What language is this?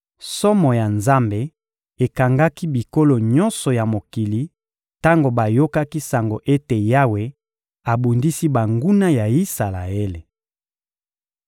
Lingala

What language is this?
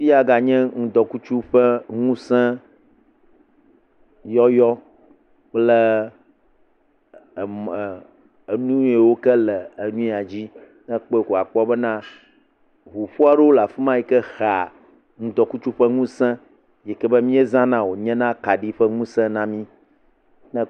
Ewe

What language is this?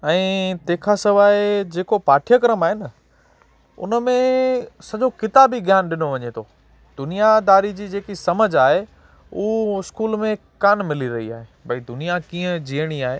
Sindhi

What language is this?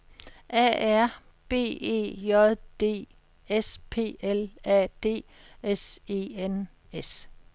Danish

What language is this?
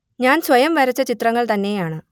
Malayalam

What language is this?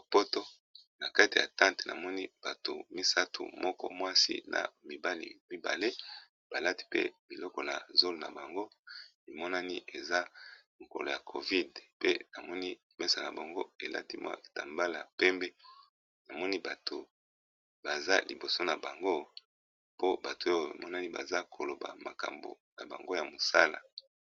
Lingala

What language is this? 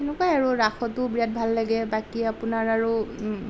Assamese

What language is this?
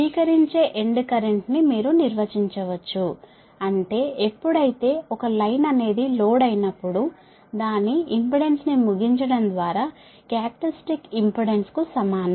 Telugu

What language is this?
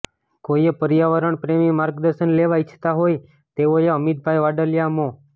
Gujarati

